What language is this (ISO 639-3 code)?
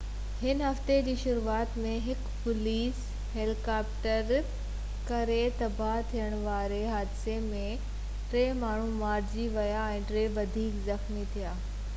snd